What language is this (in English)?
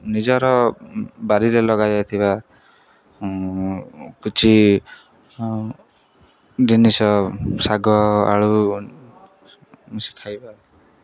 Odia